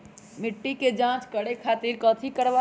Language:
Magahi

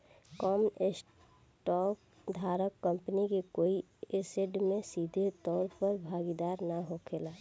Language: Bhojpuri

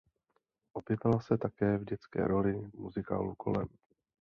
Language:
Czech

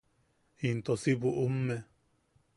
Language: Yaqui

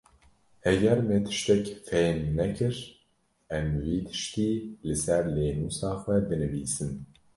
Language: Kurdish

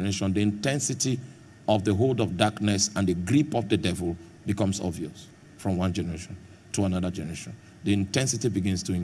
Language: English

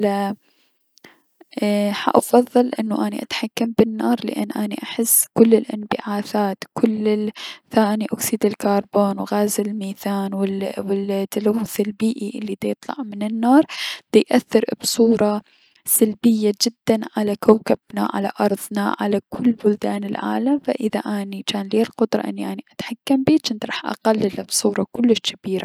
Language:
Mesopotamian Arabic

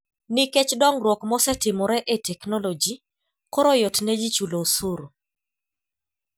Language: Luo (Kenya and Tanzania)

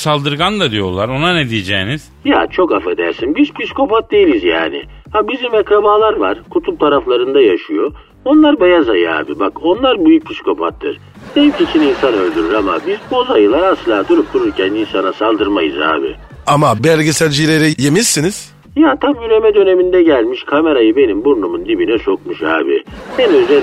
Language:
Turkish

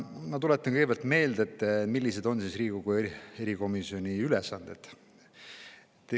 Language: Estonian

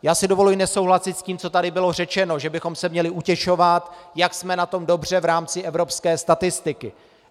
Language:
Czech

